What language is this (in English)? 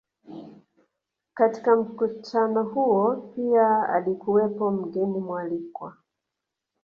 Swahili